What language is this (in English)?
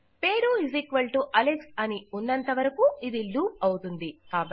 Telugu